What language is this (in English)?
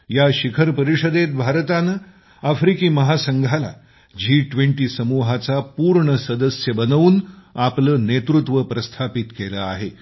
Marathi